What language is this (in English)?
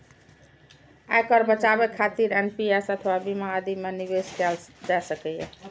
Maithili